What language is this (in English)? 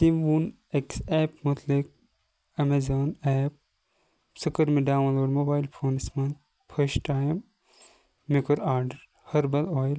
Kashmiri